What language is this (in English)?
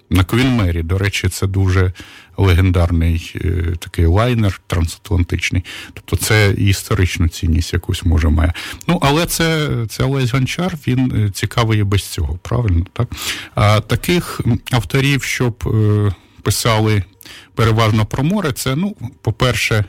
Ukrainian